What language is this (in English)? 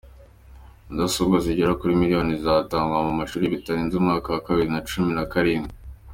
Kinyarwanda